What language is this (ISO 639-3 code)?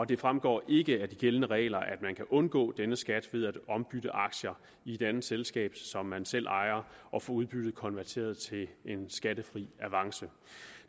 dan